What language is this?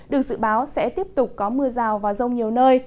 Vietnamese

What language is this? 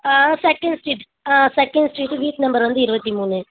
Tamil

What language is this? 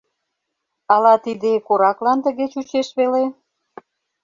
Mari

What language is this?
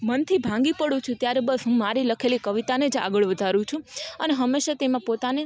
Gujarati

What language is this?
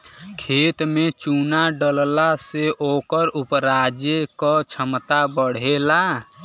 Bhojpuri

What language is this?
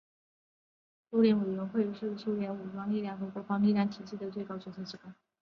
Chinese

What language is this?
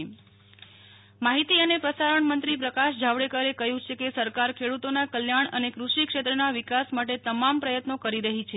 Gujarati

